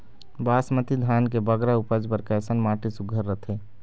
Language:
Chhattisgarhi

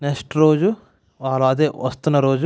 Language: Telugu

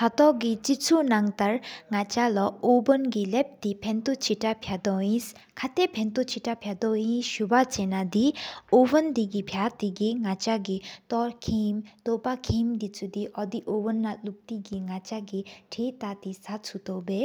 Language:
Sikkimese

